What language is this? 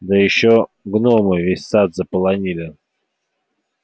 Russian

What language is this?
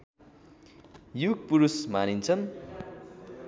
Nepali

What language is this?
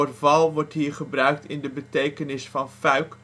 Dutch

